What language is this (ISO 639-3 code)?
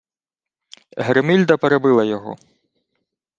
ukr